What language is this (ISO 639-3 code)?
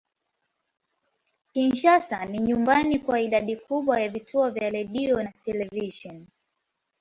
swa